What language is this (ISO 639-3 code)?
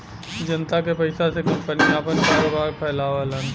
bho